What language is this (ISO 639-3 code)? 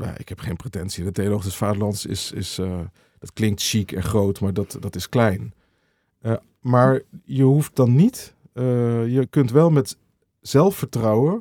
nld